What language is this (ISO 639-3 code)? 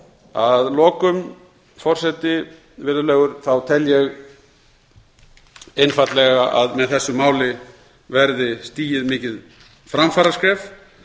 isl